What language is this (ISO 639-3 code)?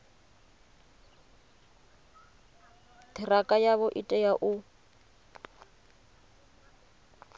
ven